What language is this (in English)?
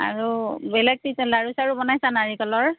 Assamese